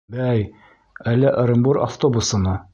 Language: Bashkir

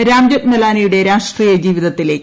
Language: Malayalam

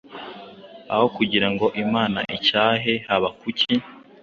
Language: Kinyarwanda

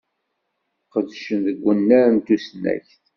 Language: Kabyle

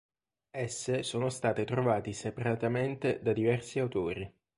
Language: Italian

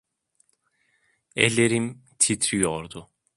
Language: Turkish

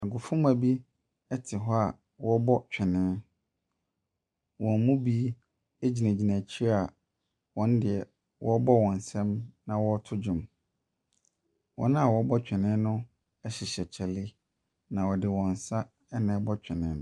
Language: Akan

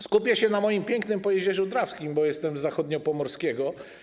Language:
Polish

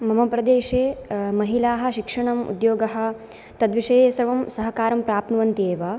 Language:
Sanskrit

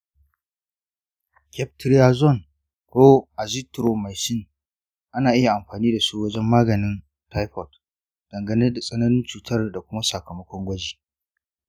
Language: Hausa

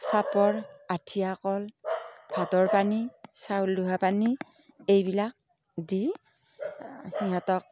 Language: Assamese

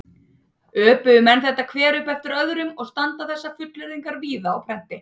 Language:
Icelandic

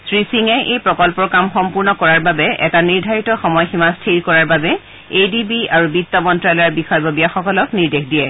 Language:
Assamese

